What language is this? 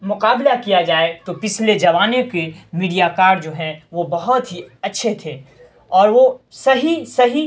Urdu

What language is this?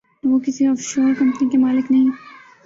Urdu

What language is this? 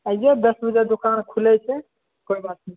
Maithili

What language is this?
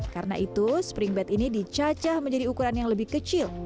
Indonesian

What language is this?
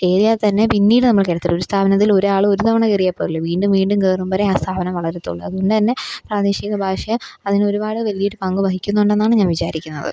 Malayalam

